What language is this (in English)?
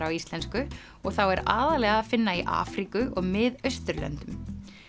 Icelandic